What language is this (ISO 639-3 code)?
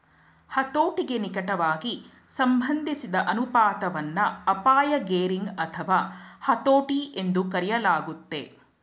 kan